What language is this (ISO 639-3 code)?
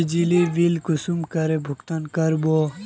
mag